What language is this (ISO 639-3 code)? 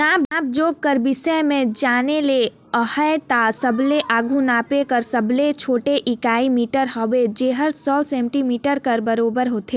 hne